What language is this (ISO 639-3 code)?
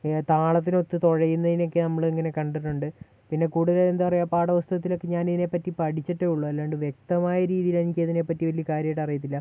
mal